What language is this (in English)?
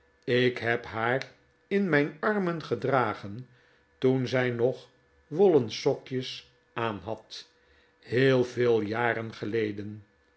Dutch